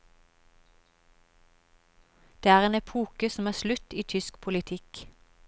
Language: Norwegian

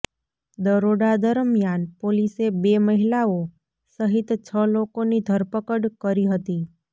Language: Gujarati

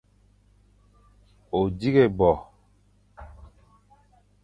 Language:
Fang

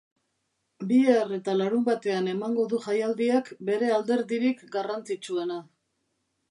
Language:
Basque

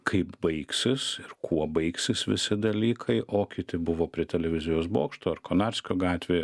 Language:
Lithuanian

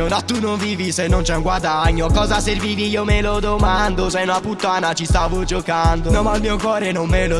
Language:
Italian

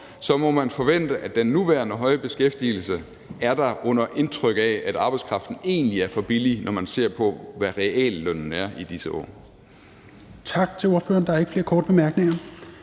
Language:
Danish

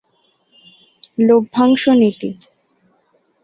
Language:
Bangla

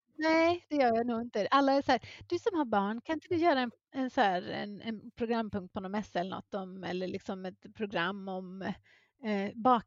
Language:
Swedish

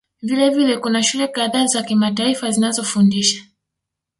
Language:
Swahili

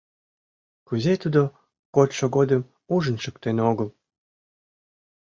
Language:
Mari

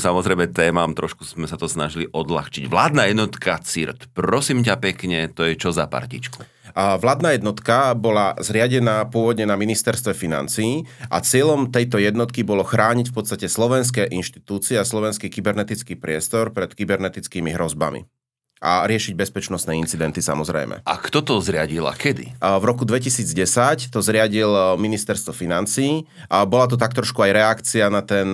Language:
Slovak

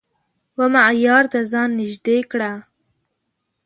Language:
Pashto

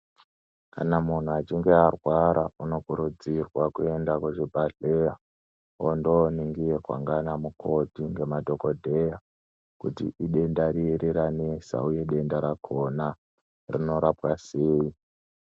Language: Ndau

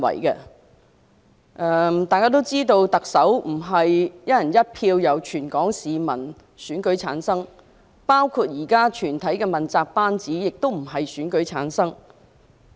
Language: Cantonese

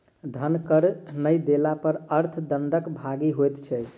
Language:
Maithili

